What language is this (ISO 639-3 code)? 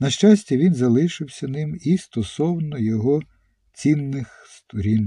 ukr